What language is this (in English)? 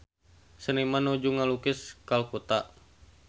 Sundanese